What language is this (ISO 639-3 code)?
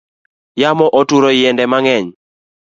luo